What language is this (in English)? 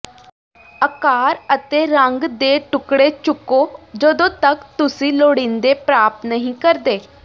Punjabi